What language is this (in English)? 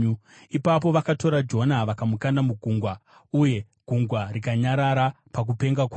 Shona